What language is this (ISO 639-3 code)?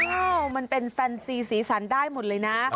tha